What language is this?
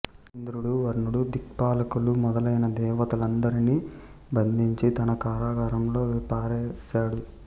Telugu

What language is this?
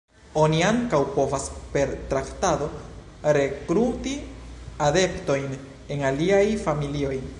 Esperanto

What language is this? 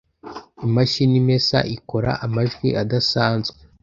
Kinyarwanda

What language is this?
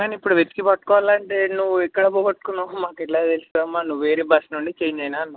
Telugu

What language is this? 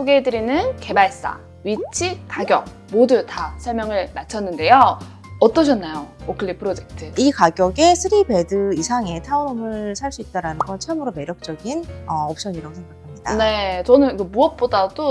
Korean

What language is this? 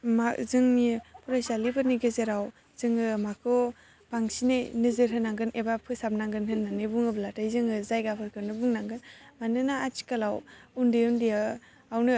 Bodo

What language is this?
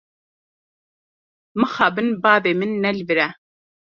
Kurdish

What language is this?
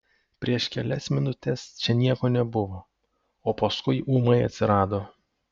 Lithuanian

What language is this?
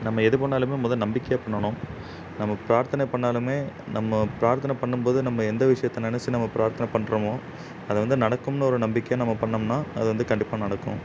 Tamil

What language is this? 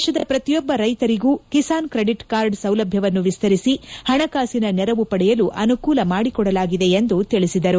Kannada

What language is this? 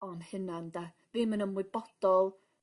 Welsh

